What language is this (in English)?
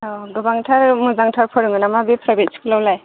Bodo